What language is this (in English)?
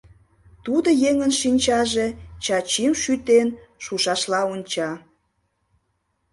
Mari